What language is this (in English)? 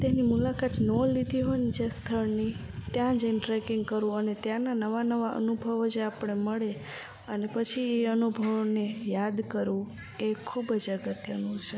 Gujarati